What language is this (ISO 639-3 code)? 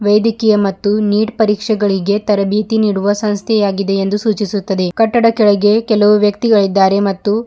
kan